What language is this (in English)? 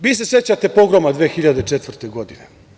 Serbian